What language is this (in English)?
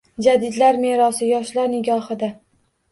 Uzbek